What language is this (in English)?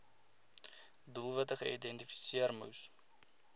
Afrikaans